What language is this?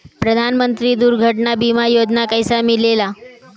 Bhojpuri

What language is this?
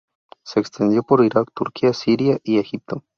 Spanish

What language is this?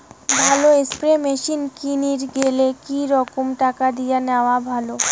Bangla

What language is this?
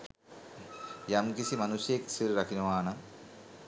Sinhala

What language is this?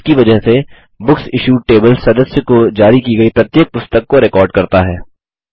Hindi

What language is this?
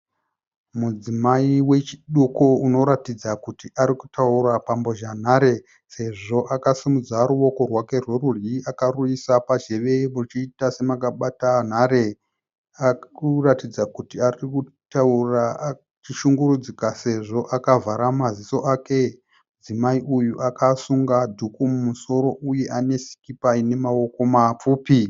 Shona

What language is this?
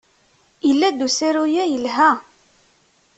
Kabyle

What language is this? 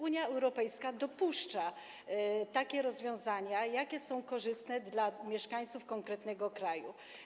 Polish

